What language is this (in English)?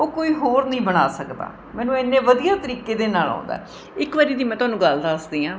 Punjabi